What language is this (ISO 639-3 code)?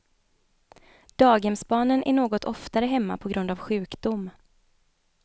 swe